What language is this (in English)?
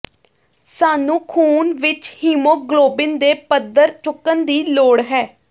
Punjabi